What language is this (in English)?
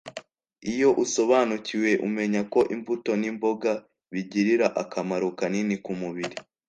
Kinyarwanda